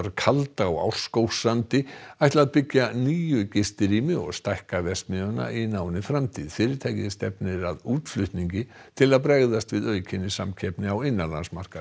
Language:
Icelandic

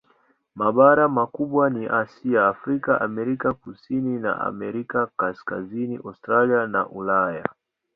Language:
Swahili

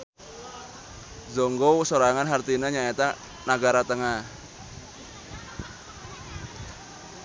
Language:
Sundanese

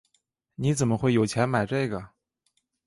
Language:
Chinese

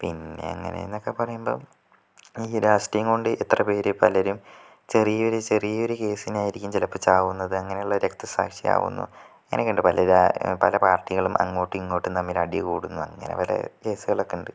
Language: Malayalam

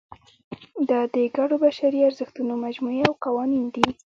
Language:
Pashto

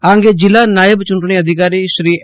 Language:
Gujarati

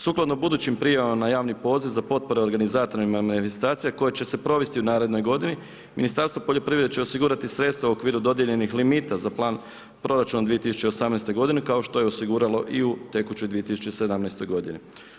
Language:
Croatian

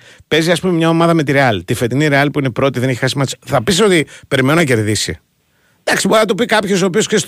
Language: Greek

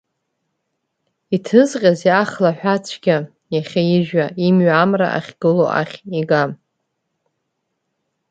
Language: Abkhazian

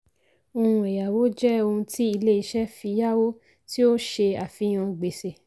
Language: Yoruba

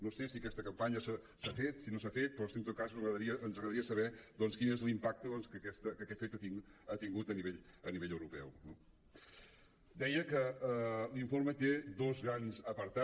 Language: Catalan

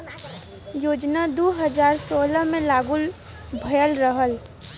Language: Bhojpuri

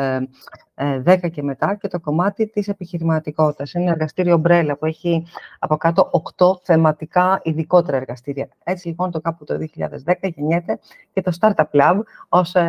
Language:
Greek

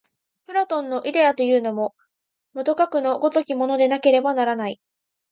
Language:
Japanese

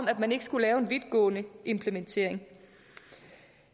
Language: Danish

